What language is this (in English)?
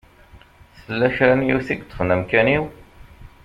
Kabyle